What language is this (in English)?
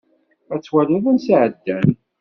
Kabyle